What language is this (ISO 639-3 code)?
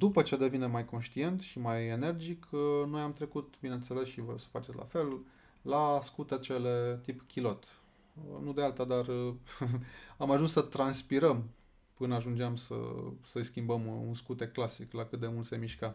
ron